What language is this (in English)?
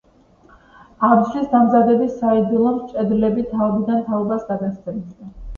Georgian